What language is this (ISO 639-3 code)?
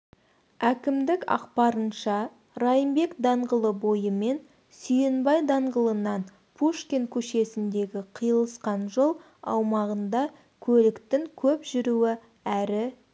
kaz